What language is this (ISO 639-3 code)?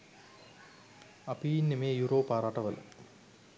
sin